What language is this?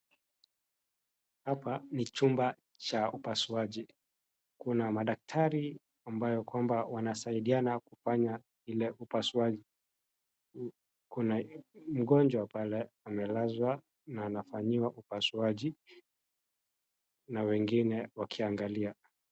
Swahili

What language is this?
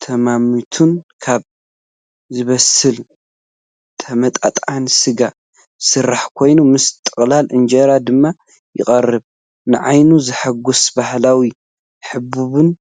Tigrinya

